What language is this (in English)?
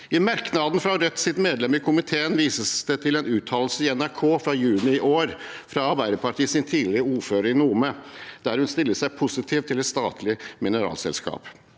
Norwegian